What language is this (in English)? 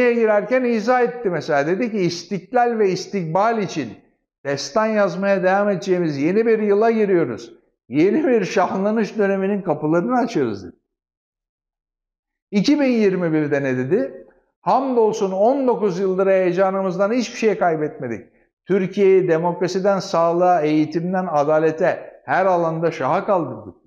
Turkish